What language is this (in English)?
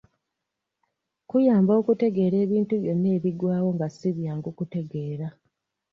Ganda